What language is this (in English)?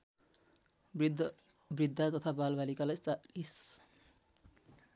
Nepali